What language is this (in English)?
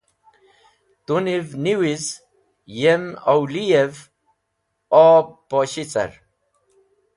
Wakhi